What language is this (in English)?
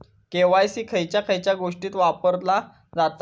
Marathi